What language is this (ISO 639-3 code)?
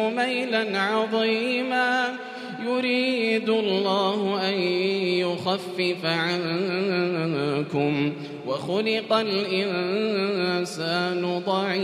ara